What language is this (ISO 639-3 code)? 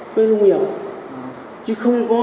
vie